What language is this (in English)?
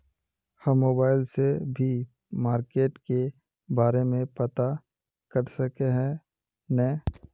Magahi